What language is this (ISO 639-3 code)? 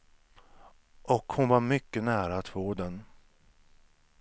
swe